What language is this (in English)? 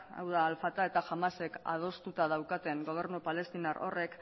Basque